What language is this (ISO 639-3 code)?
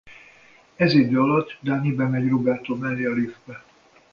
hun